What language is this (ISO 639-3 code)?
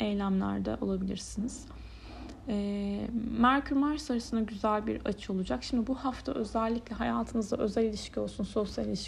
tur